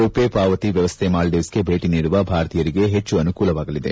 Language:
Kannada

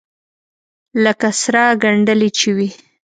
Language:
Pashto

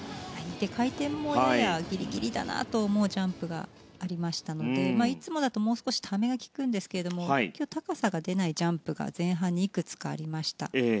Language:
Japanese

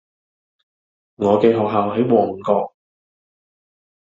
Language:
Cantonese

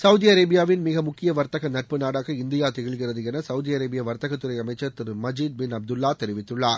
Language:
Tamil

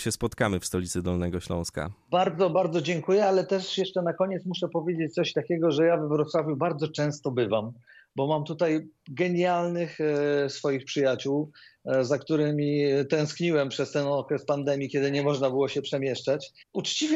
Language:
Polish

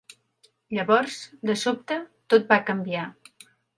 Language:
Catalan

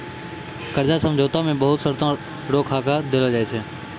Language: Maithili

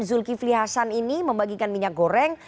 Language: Indonesian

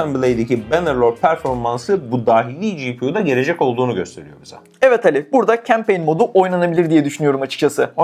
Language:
Turkish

